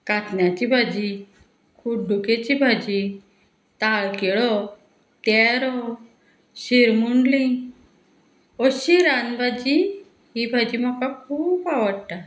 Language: Konkani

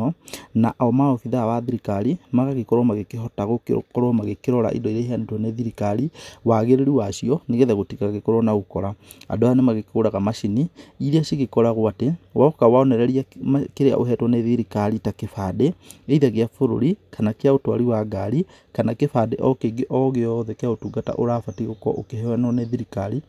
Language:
Kikuyu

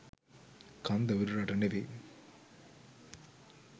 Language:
Sinhala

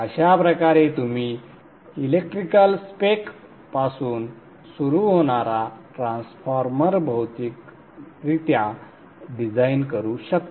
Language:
Marathi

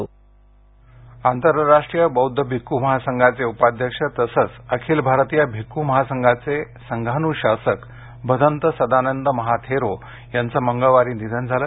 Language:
Marathi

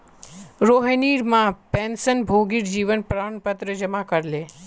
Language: Magahi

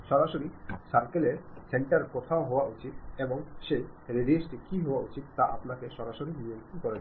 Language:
Bangla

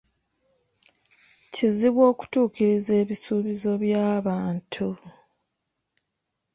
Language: Ganda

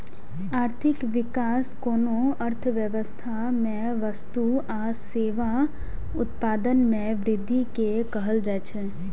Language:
Maithili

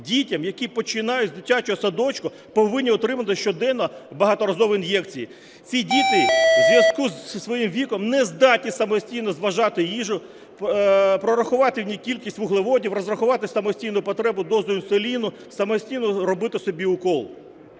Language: Ukrainian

